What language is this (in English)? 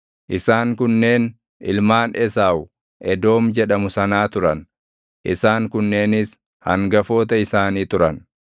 Oromo